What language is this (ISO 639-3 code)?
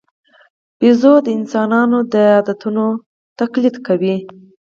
pus